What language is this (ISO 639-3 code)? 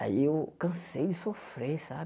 por